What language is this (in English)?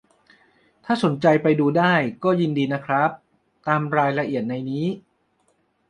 Thai